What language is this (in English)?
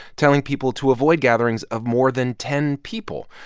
English